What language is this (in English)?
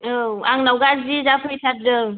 Bodo